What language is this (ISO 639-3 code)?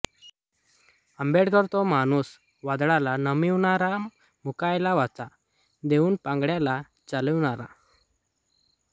mar